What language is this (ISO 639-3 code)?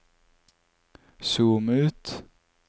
nor